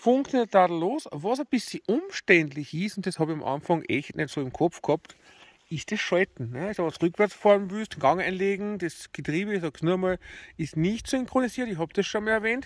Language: German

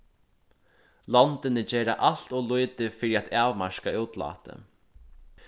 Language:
Faroese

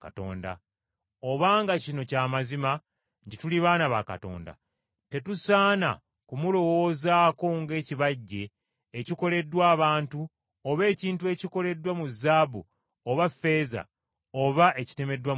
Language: Ganda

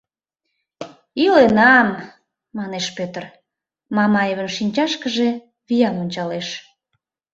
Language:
Mari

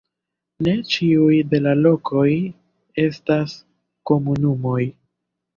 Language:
Esperanto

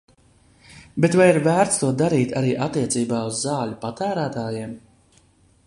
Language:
Latvian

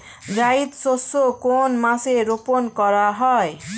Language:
Bangla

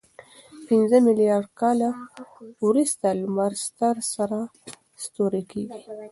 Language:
Pashto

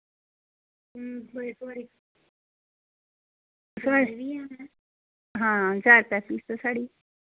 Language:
Dogri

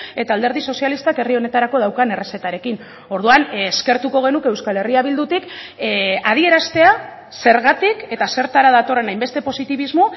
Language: Basque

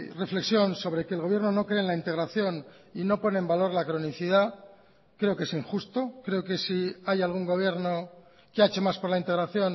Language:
Spanish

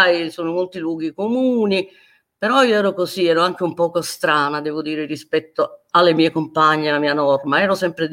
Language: Italian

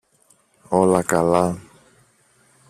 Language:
Greek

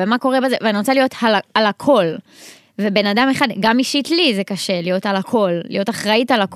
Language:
Hebrew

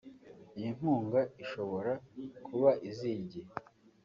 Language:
Kinyarwanda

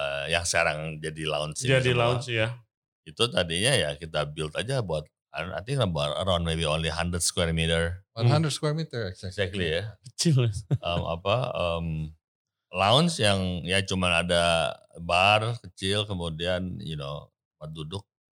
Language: Indonesian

